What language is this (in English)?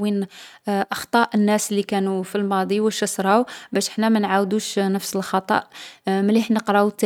Algerian Arabic